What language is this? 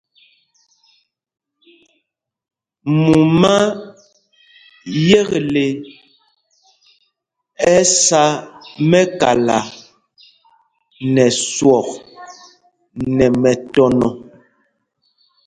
Mpumpong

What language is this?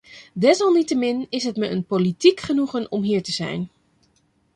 Dutch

